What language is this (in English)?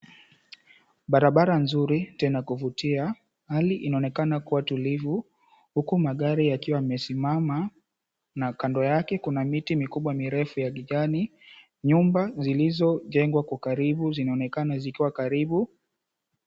Swahili